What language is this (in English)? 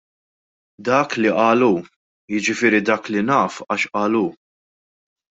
Maltese